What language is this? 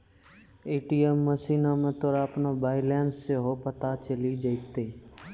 Maithili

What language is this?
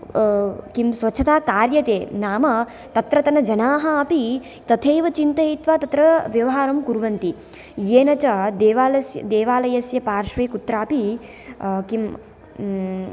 Sanskrit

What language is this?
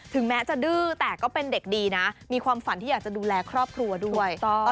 Thai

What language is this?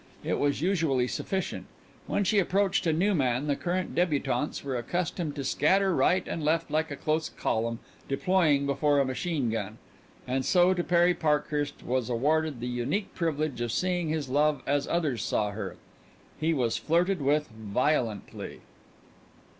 English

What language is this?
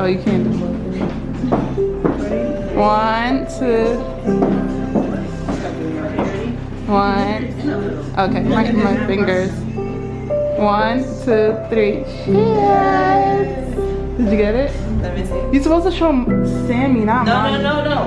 English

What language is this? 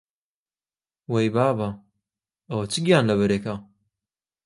Central Kurdish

